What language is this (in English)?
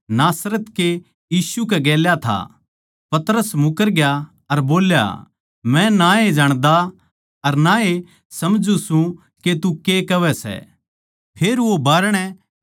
Haryanvi